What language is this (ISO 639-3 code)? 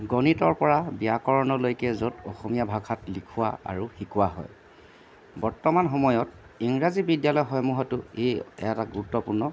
asm